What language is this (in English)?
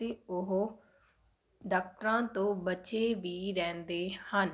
Punjabi